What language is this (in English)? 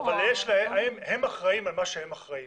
Hebrew